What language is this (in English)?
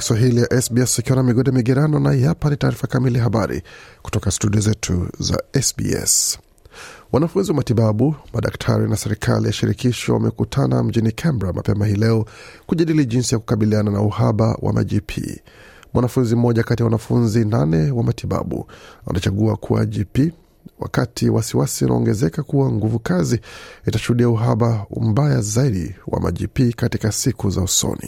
Swahili